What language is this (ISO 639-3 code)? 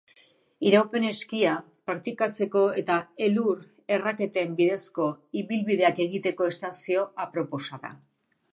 eus